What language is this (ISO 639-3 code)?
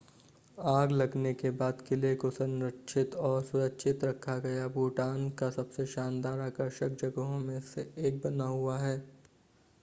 hin